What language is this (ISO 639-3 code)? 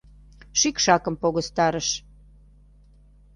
chm